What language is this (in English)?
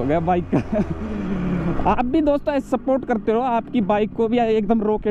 Hindi